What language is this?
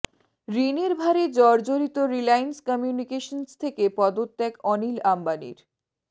Bangla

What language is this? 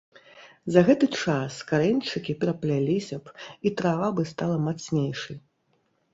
Belarusian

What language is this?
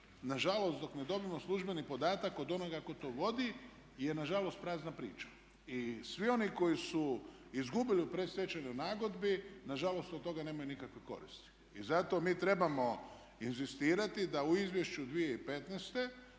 Croatian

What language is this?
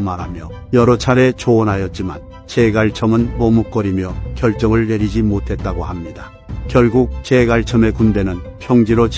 Korean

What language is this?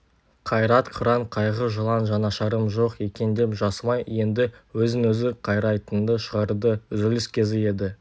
Kazakh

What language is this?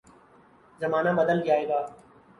Urdu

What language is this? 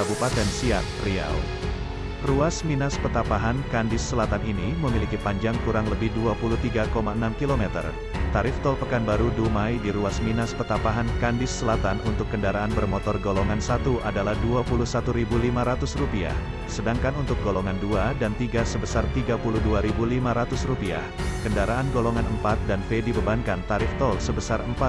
Indonesian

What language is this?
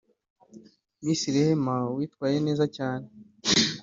Kinyarwanda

